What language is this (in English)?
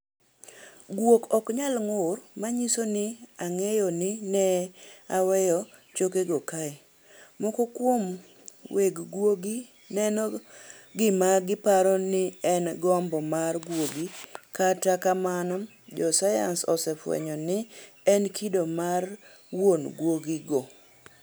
Luo (Kenya and Tanzania)